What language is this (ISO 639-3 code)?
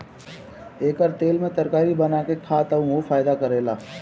bho